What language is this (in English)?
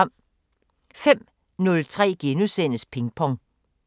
Danish